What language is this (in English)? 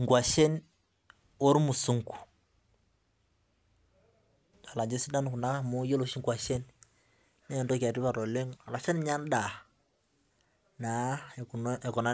Masai